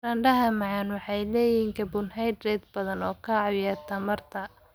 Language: Somali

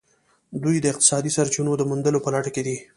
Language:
Pashto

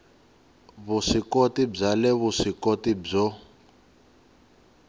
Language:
Tsonga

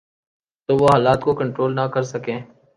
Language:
Urdu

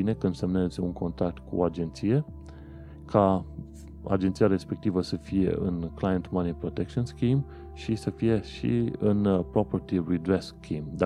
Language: Romanian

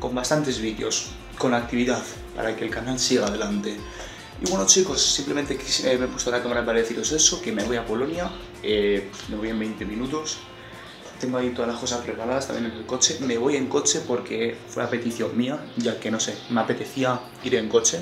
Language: Spanish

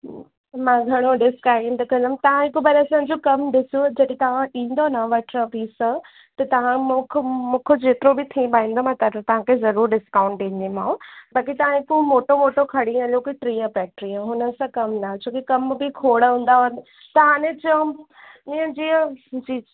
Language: Sindhi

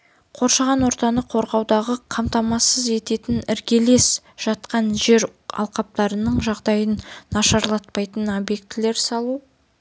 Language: Kazakh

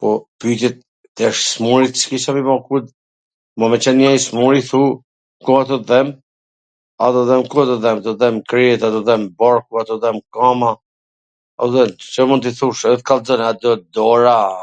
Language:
Gheg Albanian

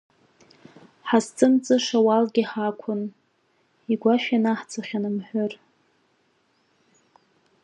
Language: Abkhazian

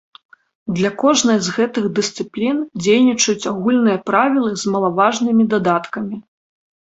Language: Belarusian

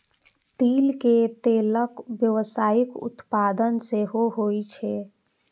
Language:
Maithili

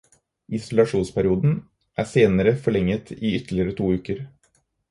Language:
Norwegian Bokmål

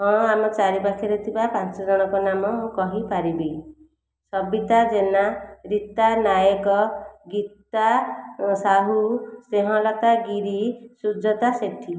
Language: Odia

